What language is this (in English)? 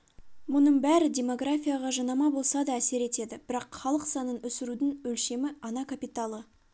Kazakh